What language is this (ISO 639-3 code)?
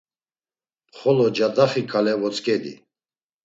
lzz